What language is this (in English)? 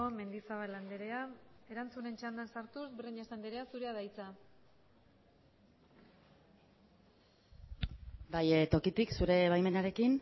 Basque